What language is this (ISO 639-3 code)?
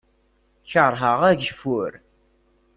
kab